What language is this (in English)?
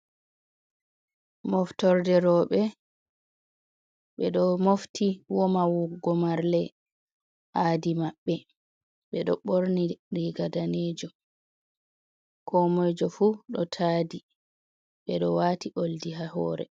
Fula